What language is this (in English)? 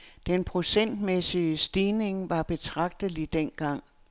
Danish